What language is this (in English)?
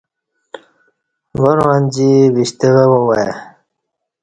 Kati